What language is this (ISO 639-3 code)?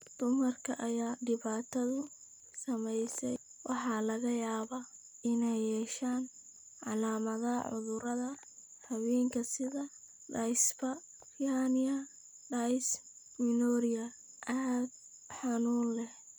som